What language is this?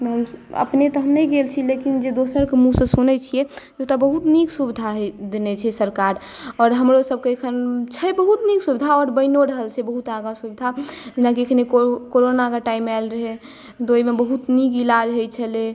Maithili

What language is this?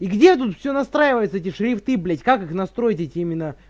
Russian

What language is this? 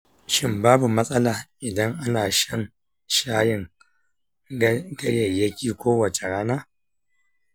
Hausa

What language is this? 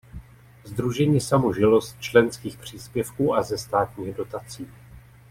Czech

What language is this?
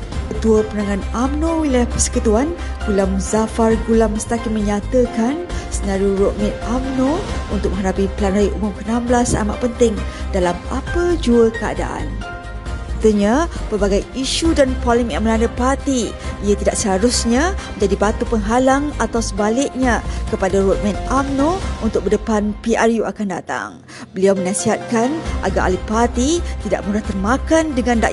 Malay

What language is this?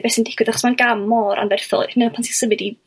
Welsh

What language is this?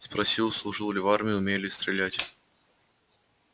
Russian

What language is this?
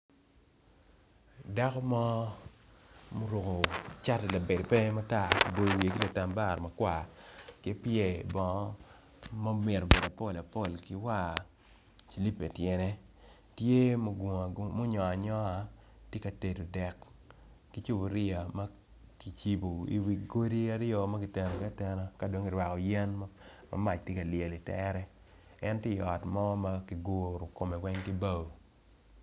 Acoli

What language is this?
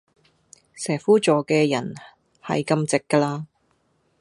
Cantonese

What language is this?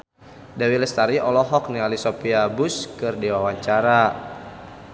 Sundanese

